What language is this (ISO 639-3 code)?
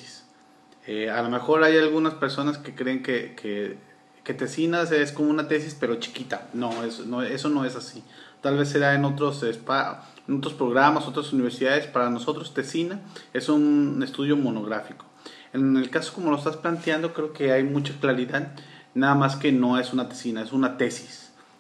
spa